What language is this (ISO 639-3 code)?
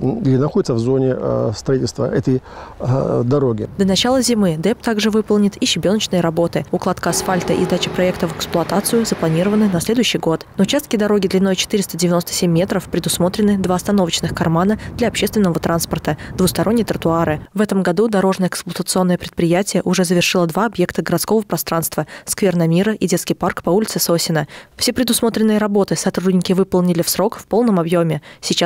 rus